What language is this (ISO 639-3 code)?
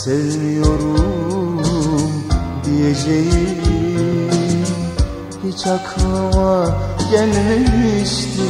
tur